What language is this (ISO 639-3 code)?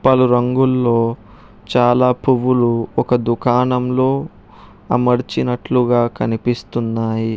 tel